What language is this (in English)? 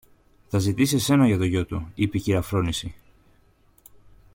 Greek